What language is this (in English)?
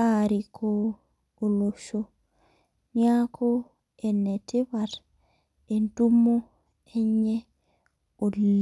Masai